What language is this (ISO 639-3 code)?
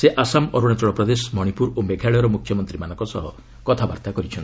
ori